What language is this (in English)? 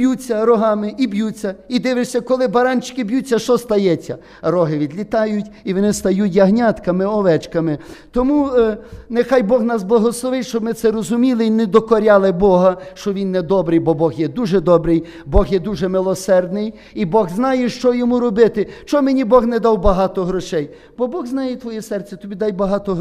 Ukrainian